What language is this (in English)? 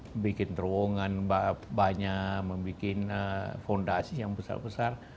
Indonesian